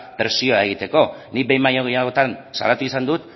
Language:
Basque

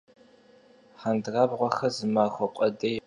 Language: Kabardian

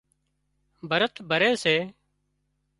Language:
Wadiyara Koli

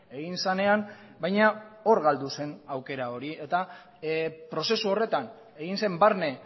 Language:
Basque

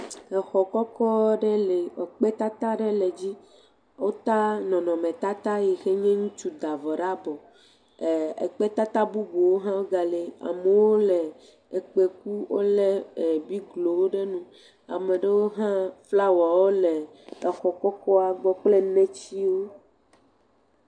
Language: Ewe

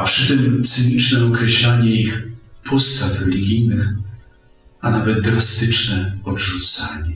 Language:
Polish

